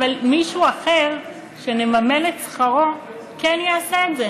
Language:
Hebrew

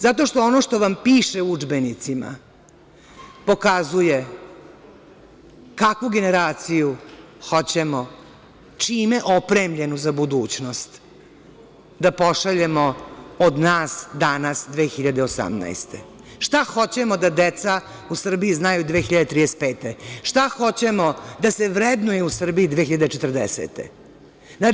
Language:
Serbian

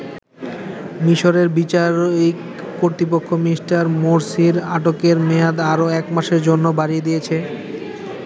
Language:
Bangla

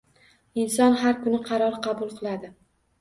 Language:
Uzbek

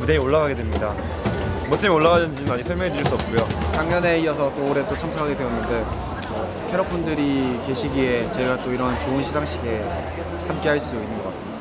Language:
Korean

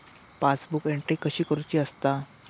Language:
Marathi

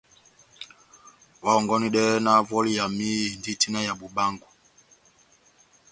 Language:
Batanga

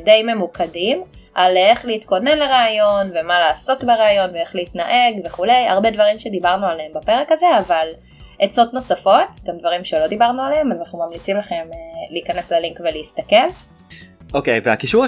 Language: Hebrew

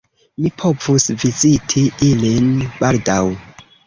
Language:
Esperanto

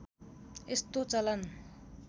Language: Nepali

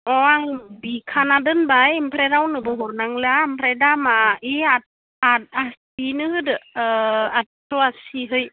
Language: Bodo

